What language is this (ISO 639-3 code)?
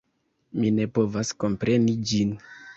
epo